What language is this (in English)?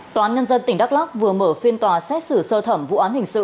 Vietnamese